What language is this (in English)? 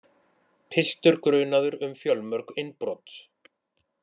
Icelandic